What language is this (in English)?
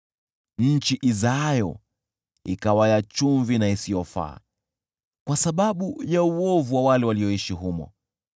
Swahili